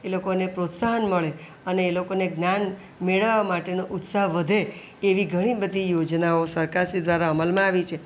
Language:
Gujarati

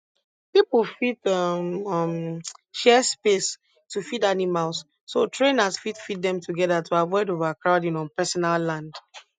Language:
Nigerian Pidgin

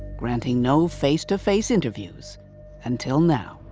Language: English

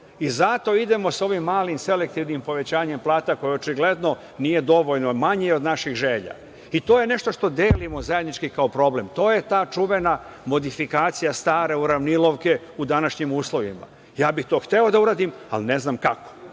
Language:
Serbian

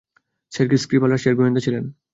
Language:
Bangla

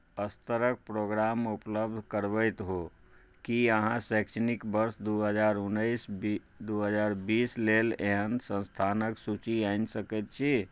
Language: Maithili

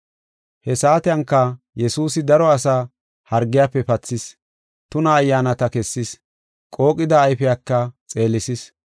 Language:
Gofa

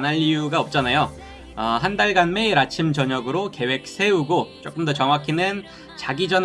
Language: Korean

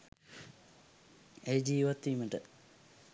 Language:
Sinhala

